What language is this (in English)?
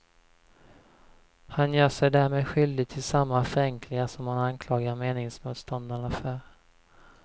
Swedish